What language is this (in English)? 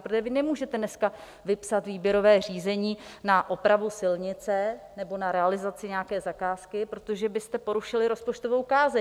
Czech